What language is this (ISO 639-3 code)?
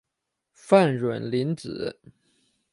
zho